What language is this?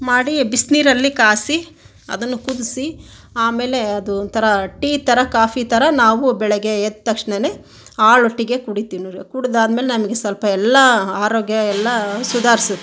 Kannada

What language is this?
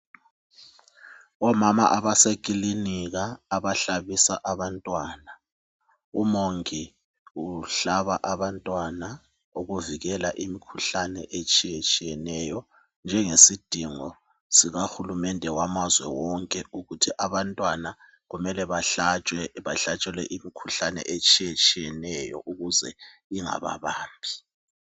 North Ndebele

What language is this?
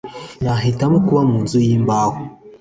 Kinyarwanda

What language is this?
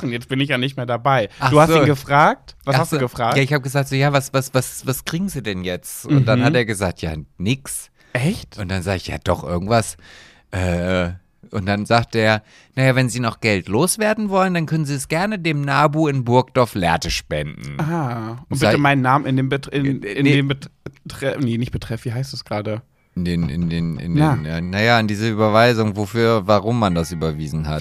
German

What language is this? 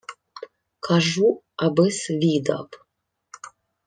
Ukrainian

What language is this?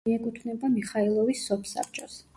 Georgian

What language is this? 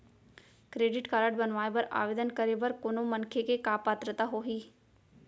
Chhattisgarhi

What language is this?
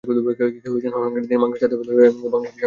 Bangla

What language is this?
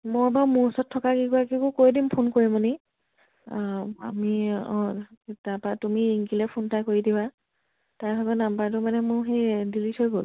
Assamese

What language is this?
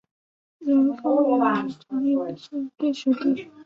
Chinese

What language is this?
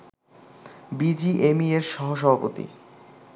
Bangla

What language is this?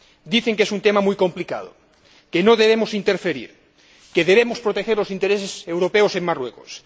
Spanish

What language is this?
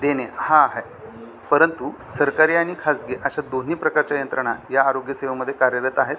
Marathi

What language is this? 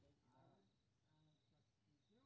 Maithili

